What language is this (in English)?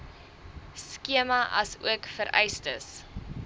Afrikaans